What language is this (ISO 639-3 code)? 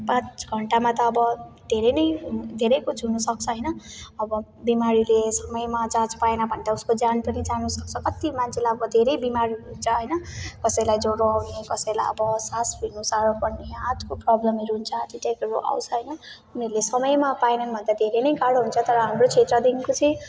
nep